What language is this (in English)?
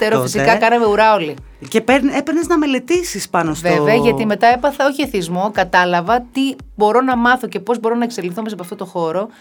Greek